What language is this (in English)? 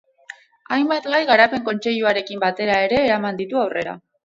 Basque